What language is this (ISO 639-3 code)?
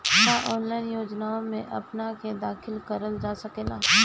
bho